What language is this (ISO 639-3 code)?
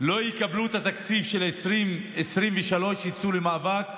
heb